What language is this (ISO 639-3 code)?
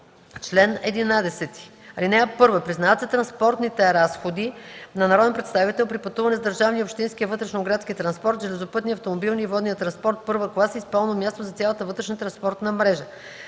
bul